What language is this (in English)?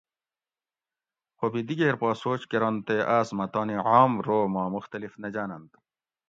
Gawri